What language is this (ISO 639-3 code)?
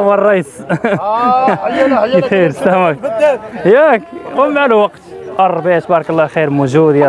ara